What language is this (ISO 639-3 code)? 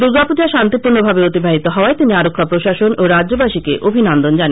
ben